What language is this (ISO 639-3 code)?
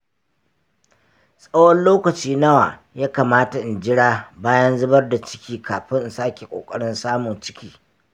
hau